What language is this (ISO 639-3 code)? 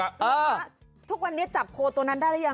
tha